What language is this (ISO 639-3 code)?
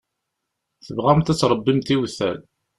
kab